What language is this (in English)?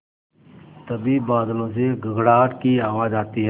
Hindi